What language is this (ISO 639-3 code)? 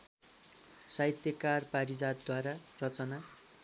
nep